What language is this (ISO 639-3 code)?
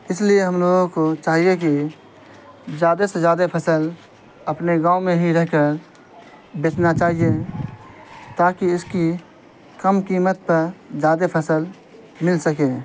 urd